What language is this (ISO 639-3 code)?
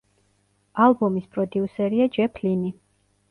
kat